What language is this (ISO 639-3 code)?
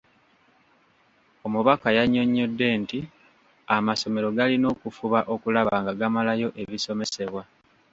lug